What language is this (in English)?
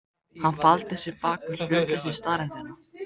Icelandic